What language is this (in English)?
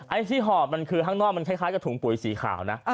Thai